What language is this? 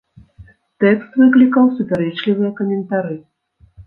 Belarusian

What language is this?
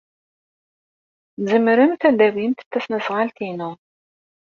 Kabyle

